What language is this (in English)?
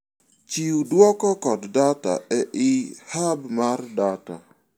Luo (Kenya and Tanzania)